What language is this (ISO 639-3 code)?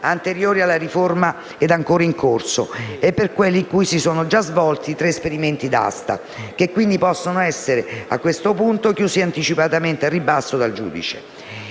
ita